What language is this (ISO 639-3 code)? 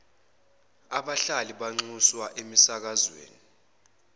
zul